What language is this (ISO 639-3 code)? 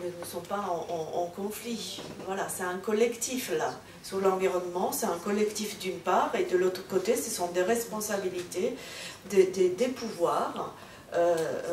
fra